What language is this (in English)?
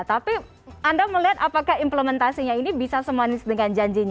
Indonesian